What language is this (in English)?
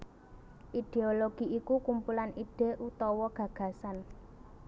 Javanese